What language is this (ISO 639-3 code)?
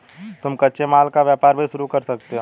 hin